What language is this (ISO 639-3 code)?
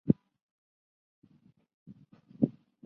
zho